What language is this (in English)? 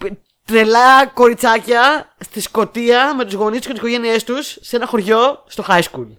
Greek